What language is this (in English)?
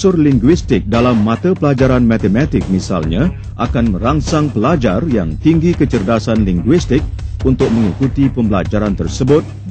Malay